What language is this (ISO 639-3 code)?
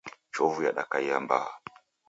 dav